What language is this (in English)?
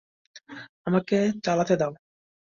Bangla